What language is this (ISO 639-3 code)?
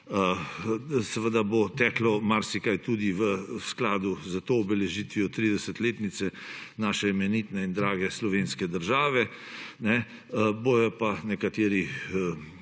slv